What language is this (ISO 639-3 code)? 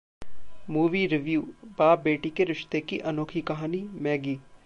hin